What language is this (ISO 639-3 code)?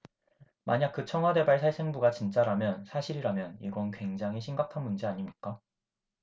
kor